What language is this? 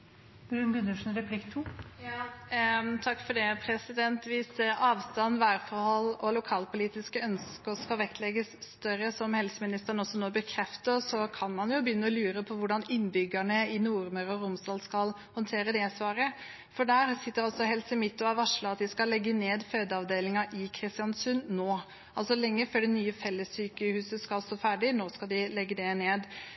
Norwegian Bokmål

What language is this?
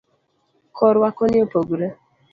Luo (Kenya and Tanzania)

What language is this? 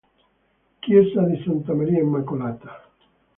Italian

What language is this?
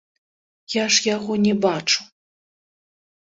Belarusian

